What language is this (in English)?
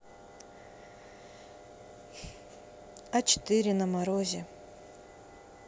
Russian